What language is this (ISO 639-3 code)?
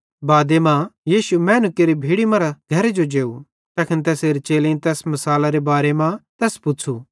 bhd